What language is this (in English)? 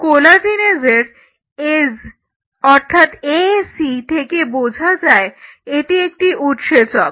Bangla